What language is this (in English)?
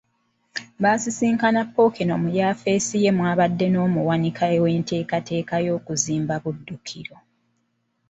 Ganda